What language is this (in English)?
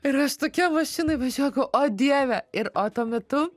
Lithuanian